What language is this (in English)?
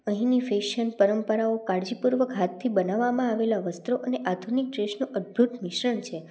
Gujarati